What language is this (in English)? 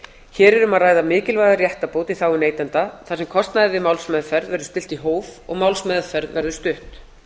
Icelandic